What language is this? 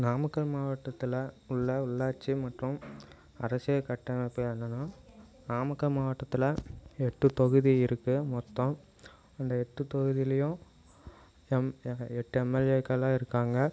Tamil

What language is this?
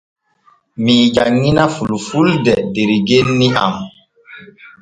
Borgu Fulfulde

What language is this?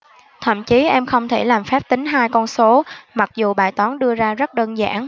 Vietnamese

